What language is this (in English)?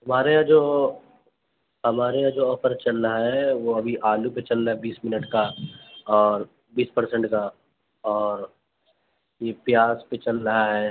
Urdu